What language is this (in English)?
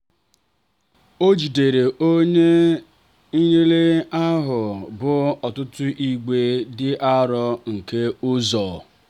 Igbo